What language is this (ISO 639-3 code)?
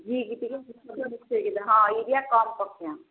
ori